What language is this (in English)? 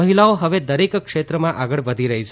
Gujarati